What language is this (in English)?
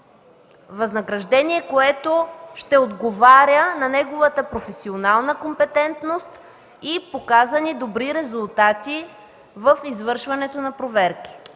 Bulgarian